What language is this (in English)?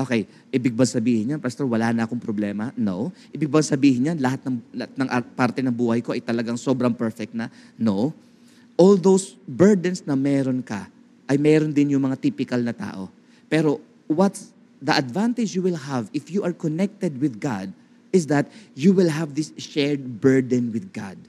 Filipino